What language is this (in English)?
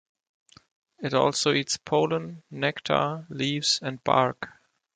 English